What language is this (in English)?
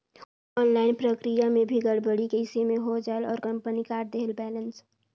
Chhattisgarhi